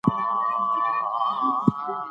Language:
Pashto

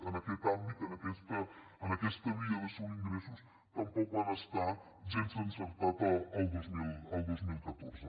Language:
Catalan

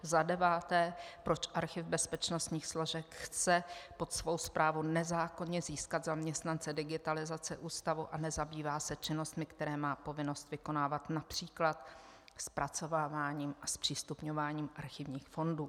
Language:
Czech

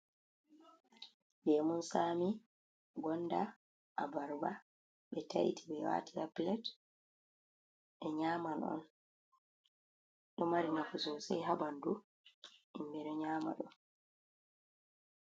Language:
Fula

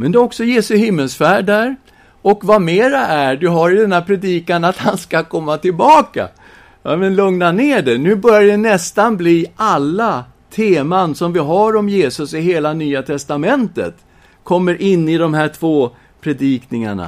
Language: Swedish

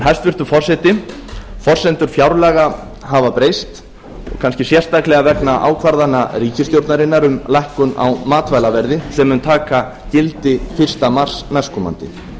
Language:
Icelandic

